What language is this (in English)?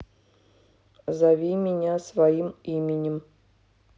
Russian